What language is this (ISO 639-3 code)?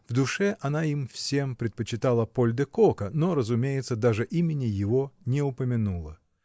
rus